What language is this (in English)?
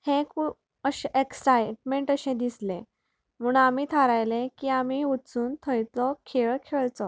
Konkani